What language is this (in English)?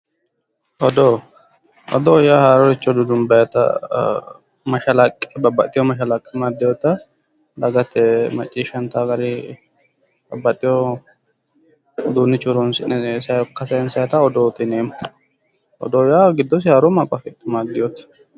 Sidamo